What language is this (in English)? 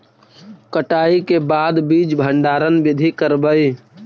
Magahi